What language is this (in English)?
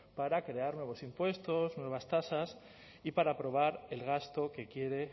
Spanish